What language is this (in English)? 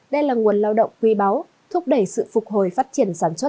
Vietnamese